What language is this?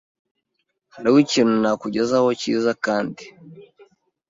Kinyarwanda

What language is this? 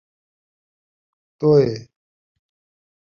Saraiki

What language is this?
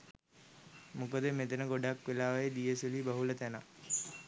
Sinhala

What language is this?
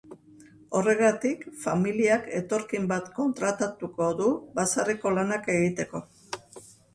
Basque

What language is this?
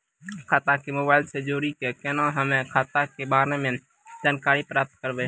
Maithili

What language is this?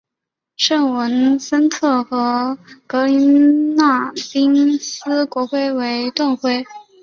Chinese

